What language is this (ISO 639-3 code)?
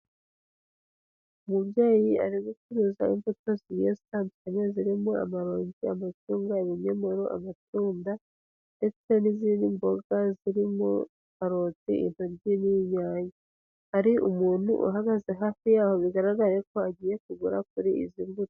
kin